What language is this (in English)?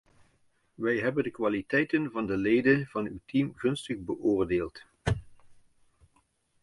Dutch